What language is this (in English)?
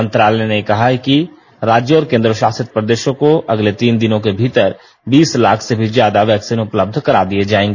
Hindi